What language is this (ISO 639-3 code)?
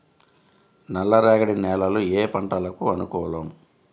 tel